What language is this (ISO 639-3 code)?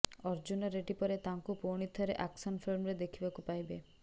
ori